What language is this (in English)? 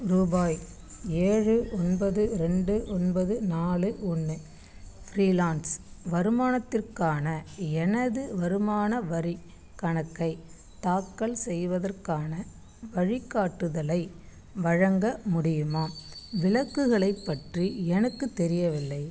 Tamil